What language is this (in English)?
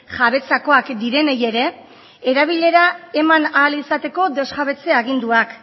Basque